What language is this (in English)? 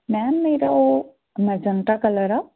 Punjabi